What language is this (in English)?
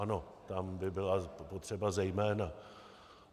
Czech